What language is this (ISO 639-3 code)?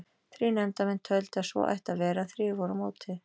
isl